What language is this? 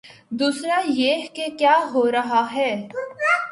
Urdu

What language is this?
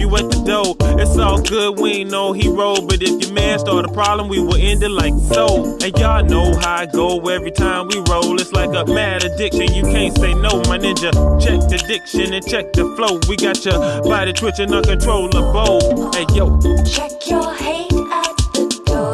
Portuguese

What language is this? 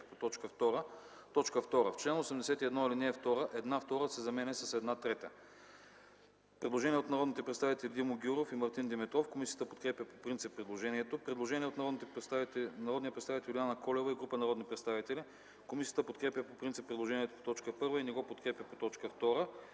Bulgarian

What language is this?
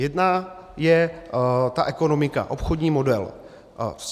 Czech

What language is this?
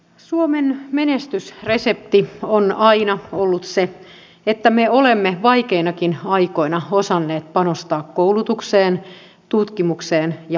Finnish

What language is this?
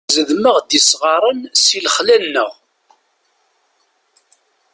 Kabyle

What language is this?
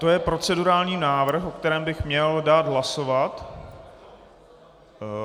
Czech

